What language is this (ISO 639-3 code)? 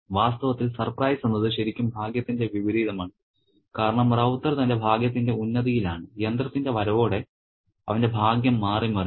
mal